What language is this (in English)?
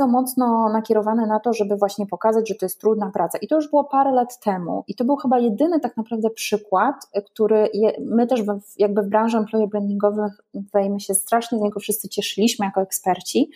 Polish